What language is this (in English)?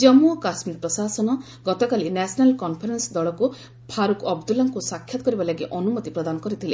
Odia